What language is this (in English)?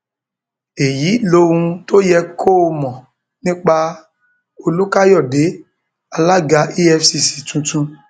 Yoruba